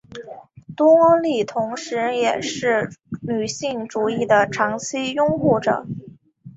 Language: Chinese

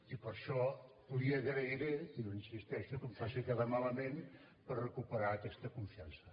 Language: Catalan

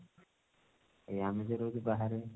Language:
Odia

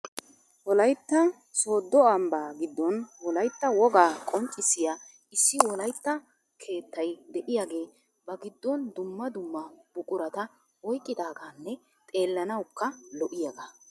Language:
Wolaytta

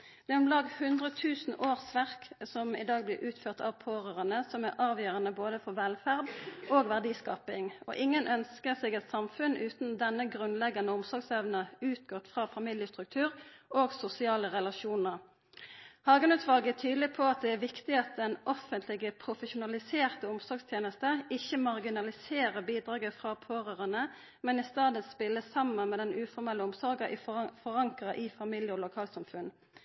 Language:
Norwegian Nynorsk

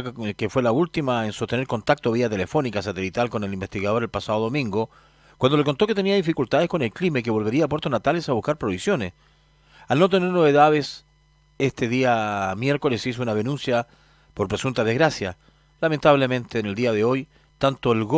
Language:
Spanish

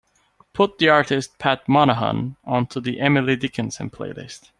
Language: English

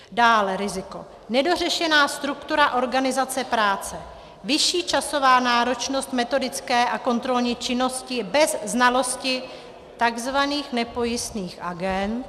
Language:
Czech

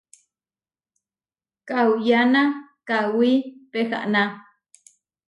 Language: Huarijio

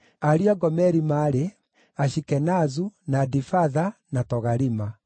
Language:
Kikuyu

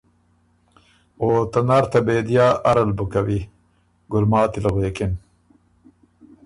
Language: Ormuri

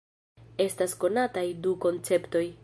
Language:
Esperanto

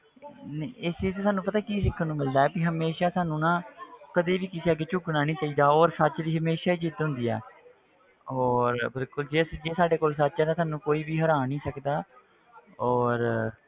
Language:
Punjabi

